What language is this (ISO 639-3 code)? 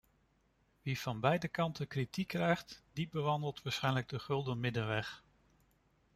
nld